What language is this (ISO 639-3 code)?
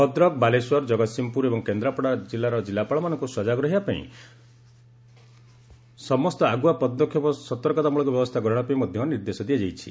ori